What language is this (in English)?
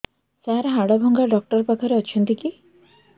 Odia